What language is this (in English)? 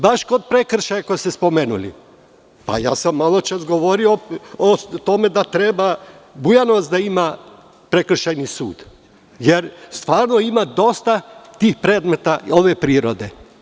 Serbian